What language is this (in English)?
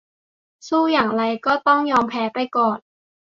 Thai